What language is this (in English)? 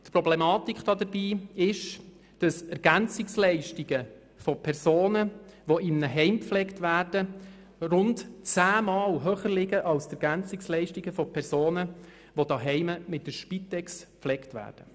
Swiss German